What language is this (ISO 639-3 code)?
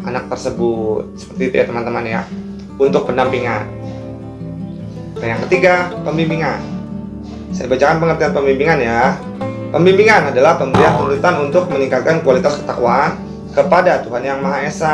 ind